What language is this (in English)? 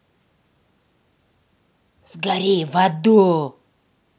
Russian